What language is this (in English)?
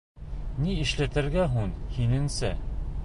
Bashkir